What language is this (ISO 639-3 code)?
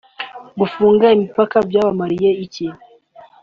kin